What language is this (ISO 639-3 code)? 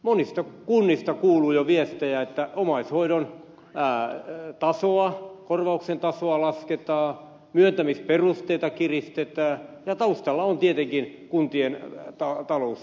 fin